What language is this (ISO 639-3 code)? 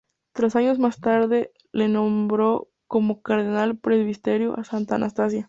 spa